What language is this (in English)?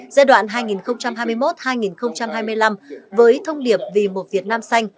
Vietnamese